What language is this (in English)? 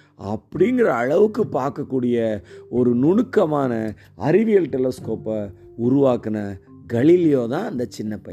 Tamil